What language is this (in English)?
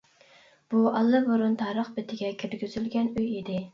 Uyghur